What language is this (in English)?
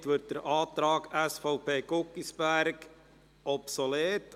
Swiss German